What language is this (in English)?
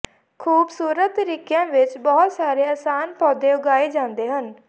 Punjabi